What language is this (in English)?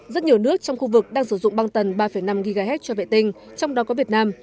Vietnamese